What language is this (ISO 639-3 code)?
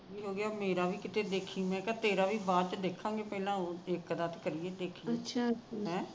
pan